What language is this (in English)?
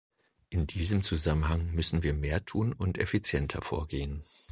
German